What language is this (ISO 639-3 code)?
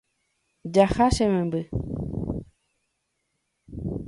grn